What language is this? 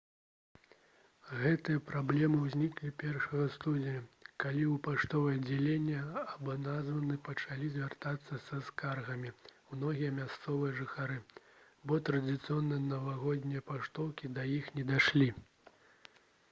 Belarusian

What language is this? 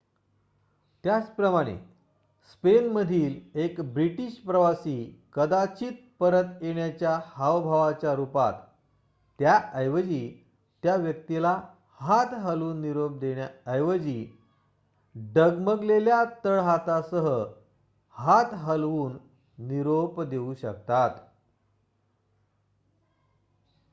Marathi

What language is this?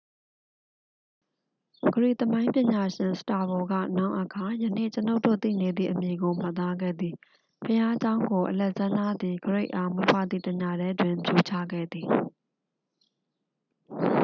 Burmese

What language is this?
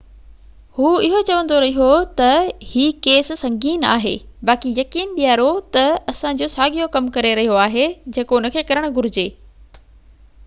Sindhi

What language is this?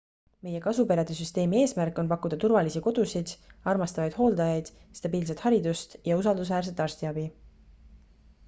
Estonian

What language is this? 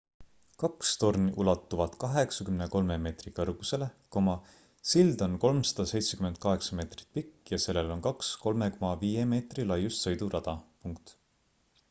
Estonian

